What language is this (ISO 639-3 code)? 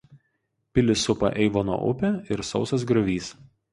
lit